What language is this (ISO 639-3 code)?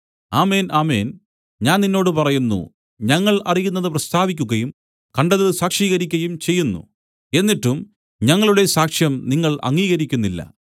mal